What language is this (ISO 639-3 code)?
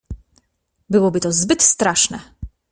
pol